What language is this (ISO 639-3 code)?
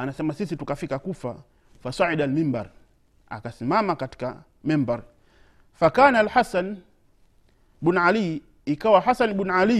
swa